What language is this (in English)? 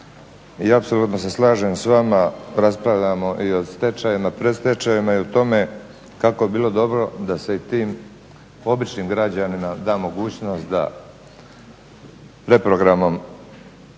Croatian